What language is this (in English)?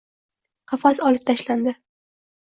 Uzbek